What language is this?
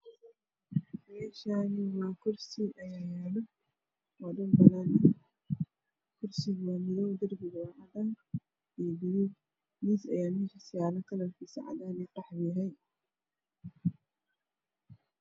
Somali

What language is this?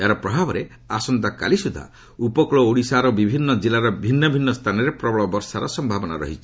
Odia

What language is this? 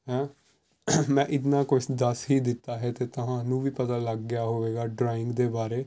Punjabi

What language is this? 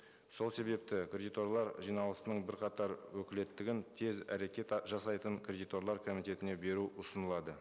Kazakh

